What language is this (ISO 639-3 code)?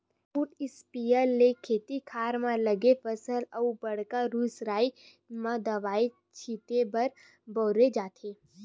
hne